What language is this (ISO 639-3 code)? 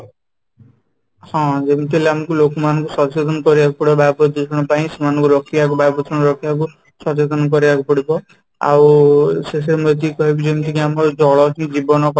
ori